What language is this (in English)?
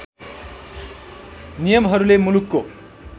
Nepali